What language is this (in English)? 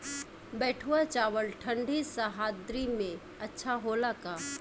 Bhojpuri